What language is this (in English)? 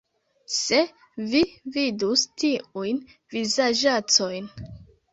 Esperanto